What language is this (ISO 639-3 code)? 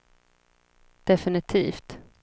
swe